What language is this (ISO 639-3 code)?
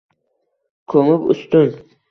uzb